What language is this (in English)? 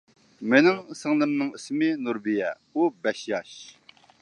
Uyghur